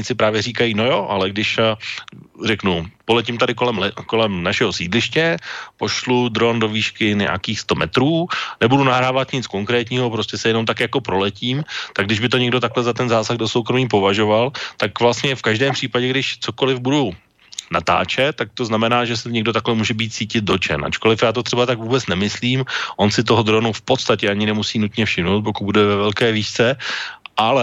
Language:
Czech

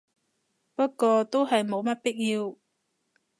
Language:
Cantonese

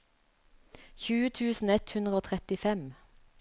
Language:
Norwegian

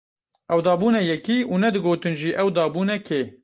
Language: Kurdish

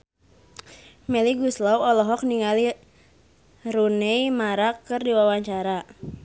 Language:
Sundanese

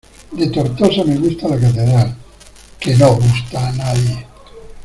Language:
Spanish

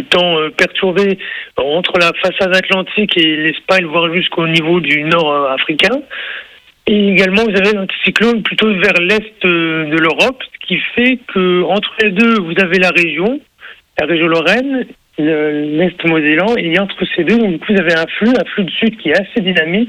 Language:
French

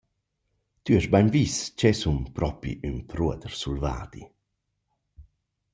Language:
Romansh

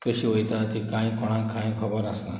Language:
Konkani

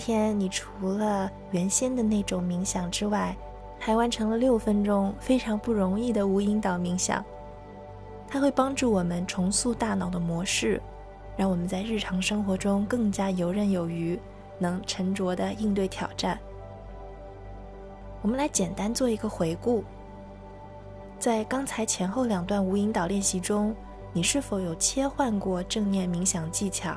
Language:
Chinese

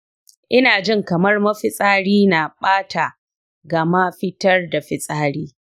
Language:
Hausa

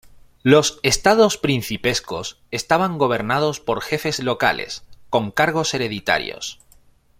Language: Spanish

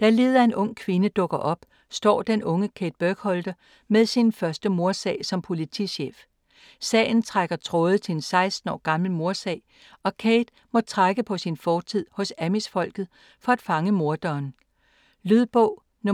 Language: Danish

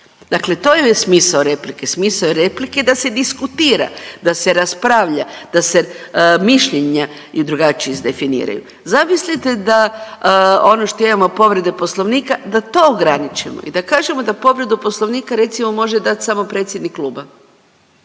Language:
Croatian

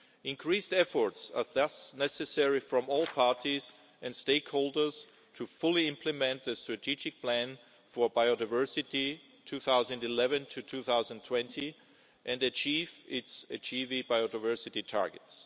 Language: English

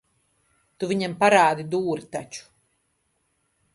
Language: Latvian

